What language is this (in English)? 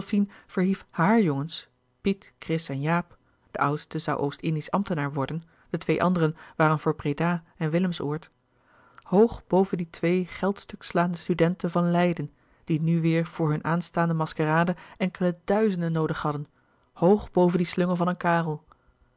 Dutch